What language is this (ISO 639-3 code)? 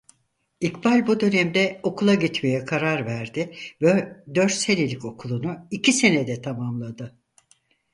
tur